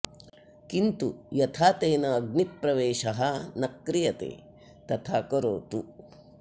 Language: Sanskrit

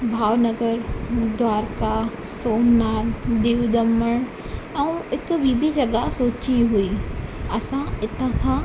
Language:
Sindhi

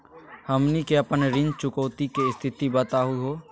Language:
Magahi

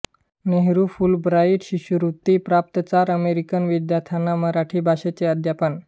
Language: Marathi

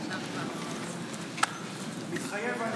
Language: Hebrew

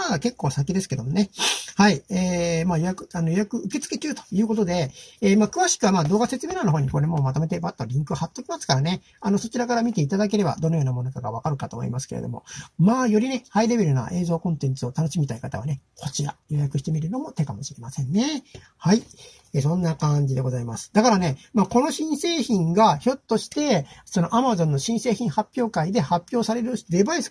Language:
Japanese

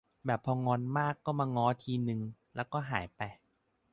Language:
Thai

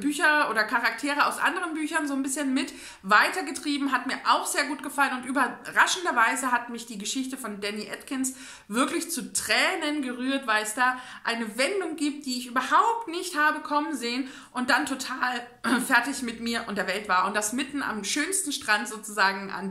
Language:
German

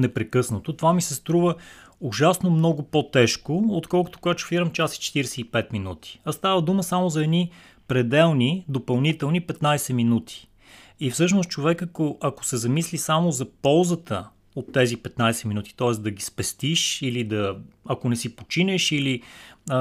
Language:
Bulgarian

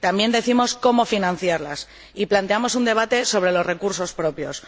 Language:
Spanish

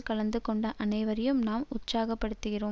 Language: Tamil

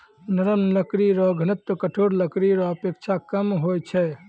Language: Maithili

